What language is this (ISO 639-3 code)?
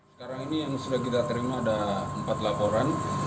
ind